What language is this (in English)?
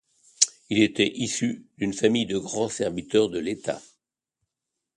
French